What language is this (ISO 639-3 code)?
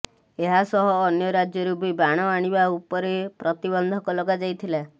ori